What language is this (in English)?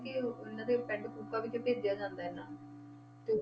Punjabi